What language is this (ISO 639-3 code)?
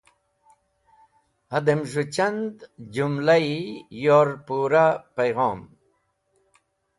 wbl